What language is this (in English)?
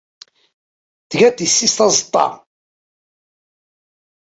Kabyle